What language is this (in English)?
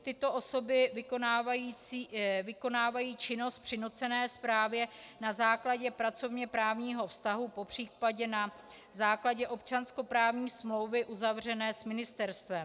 Czech